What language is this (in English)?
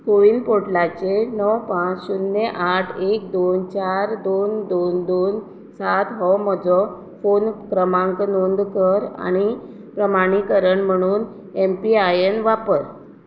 Konkani